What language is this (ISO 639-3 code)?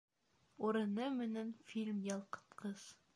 bak